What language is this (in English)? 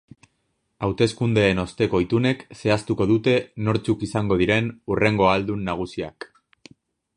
Basque